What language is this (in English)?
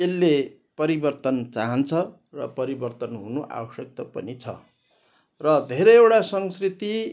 Nepali